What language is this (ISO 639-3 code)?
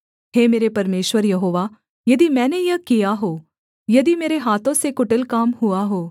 hin